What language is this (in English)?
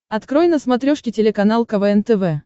Russian